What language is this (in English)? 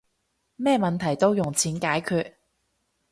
Cantonese